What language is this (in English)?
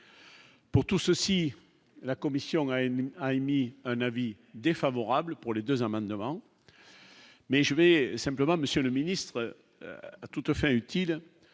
French